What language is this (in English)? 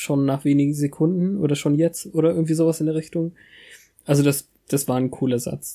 German